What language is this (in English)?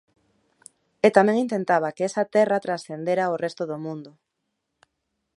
Galician